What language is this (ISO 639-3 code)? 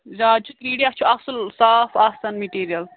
kas